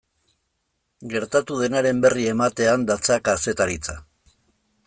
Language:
Basque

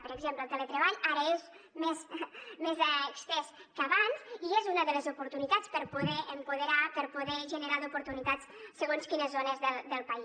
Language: Catalan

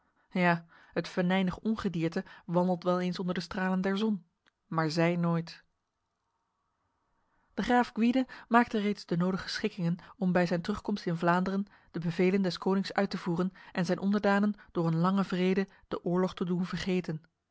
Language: Dutch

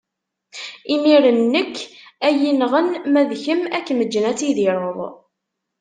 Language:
Kabyle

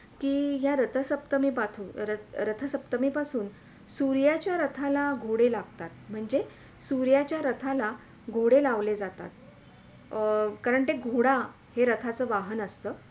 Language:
Marathi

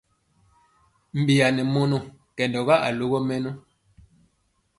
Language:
Mpiemo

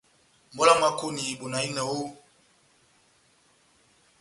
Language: Batanga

